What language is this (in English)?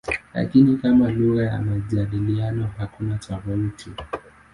Swahili